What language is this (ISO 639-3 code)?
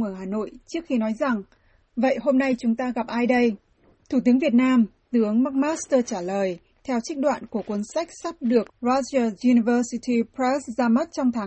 vie